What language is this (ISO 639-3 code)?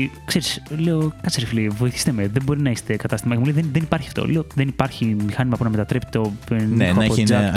ell